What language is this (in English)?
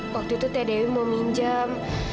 Indonesian